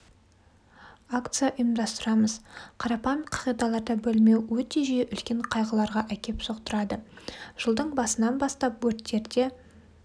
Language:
Kazakh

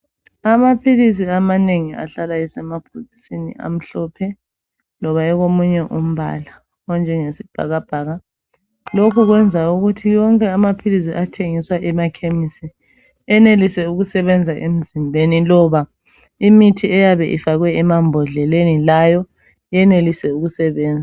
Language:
North Ndebele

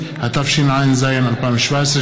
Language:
Hebrew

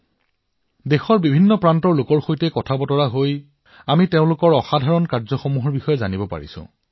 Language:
Assamese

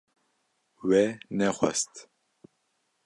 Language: Kurdish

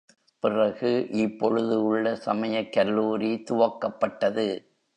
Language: Tamil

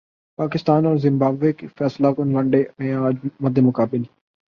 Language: Urdu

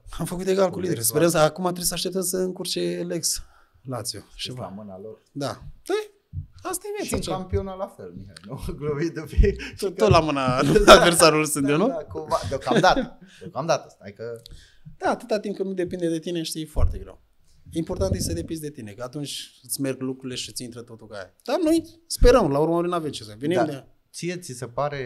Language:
Romanian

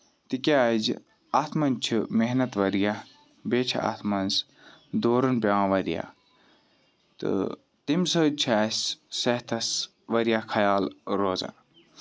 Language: Kashmiri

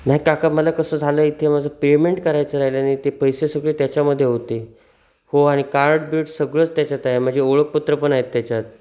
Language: Marathi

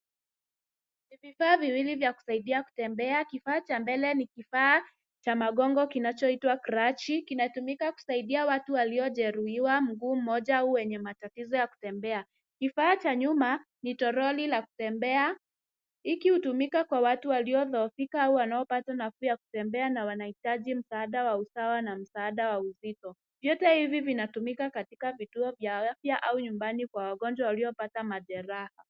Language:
Swahili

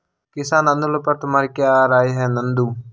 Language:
Hindi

